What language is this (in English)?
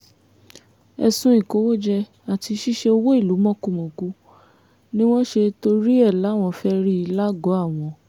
Yoruba